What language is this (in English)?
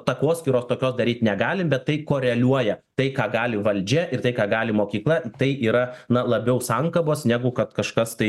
Lithuanian